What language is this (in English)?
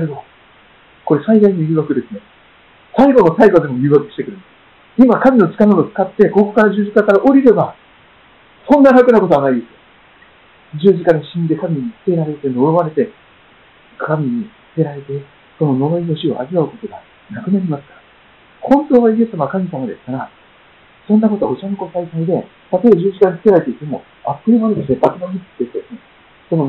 Japanese